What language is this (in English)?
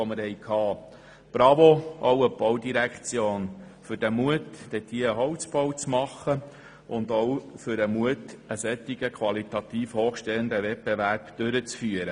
Swiss German